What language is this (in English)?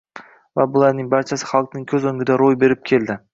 Uzbek